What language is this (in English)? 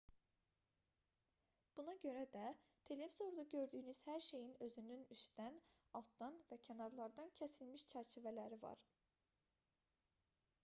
Azerbaijani